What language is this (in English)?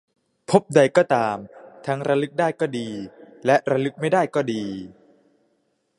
Thai